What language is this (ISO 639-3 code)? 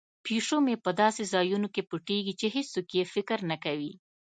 pus